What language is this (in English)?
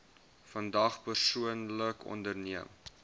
Afrikaans